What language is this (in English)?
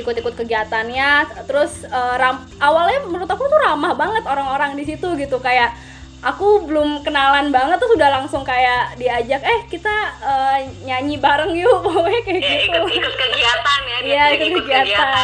Indonesian